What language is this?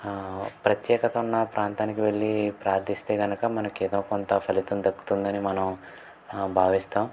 Telugu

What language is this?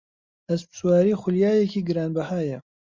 Central Kurdish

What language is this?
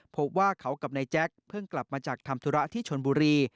Thai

